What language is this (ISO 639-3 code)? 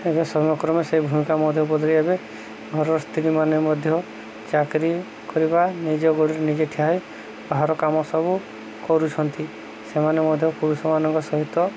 ori